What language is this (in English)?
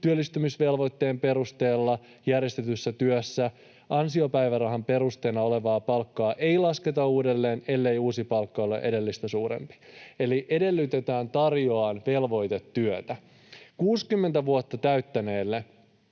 Finnish